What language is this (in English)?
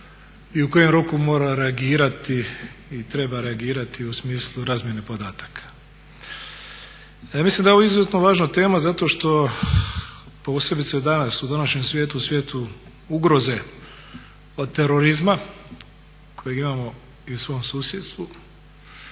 Croatian